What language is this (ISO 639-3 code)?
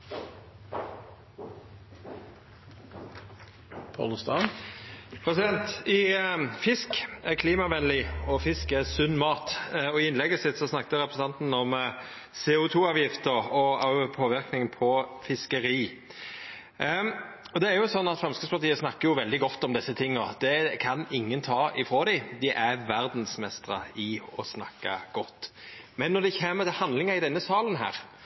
nno